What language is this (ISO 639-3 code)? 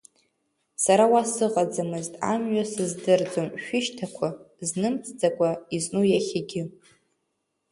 abk